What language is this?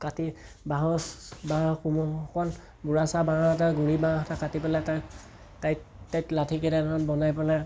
Assamese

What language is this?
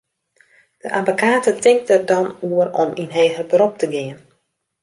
Western Frisian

